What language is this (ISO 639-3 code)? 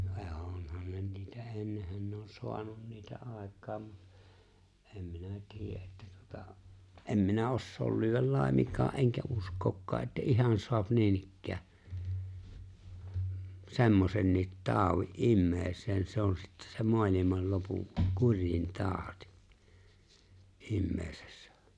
fin